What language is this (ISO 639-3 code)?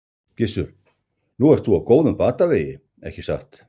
isl